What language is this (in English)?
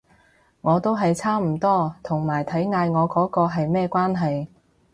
Cantonese